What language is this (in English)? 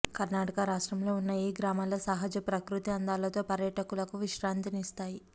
Telugu